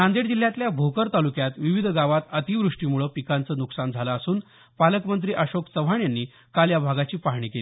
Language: Marathi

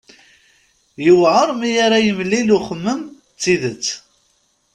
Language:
Kabyle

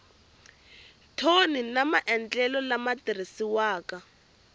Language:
Tsonga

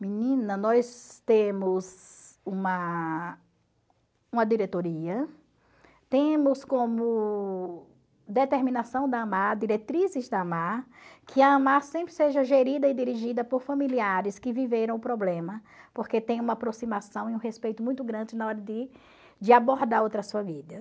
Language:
Portuguese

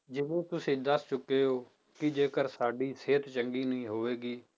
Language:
Punjabi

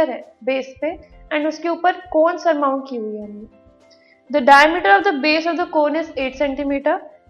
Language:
Hindi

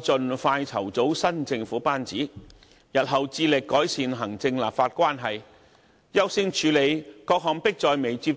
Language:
Cantonese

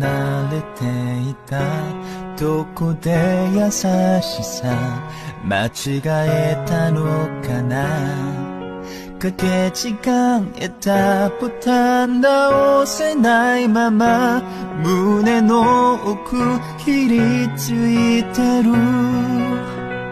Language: Korean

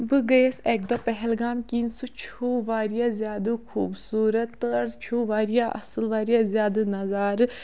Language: Kashmiri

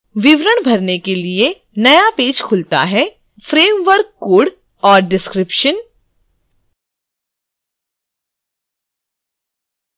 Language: Hindi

